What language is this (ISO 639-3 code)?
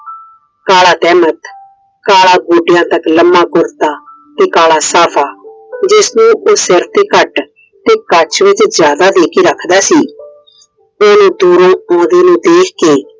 pan